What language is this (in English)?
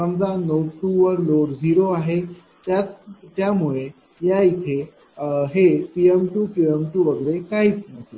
Marathi